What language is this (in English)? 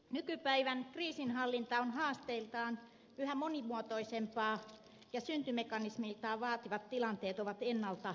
Finnish